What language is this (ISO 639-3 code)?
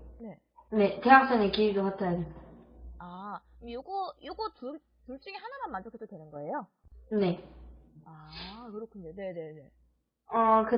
kor